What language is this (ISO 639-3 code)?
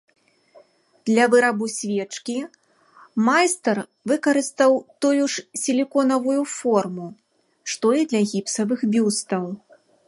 bel